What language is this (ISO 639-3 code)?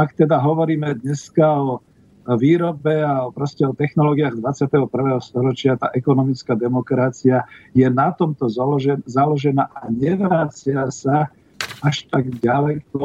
slk